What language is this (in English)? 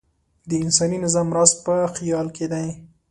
Pashto